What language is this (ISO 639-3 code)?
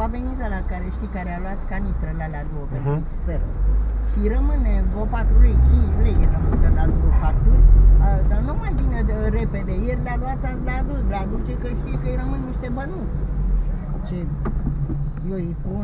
ron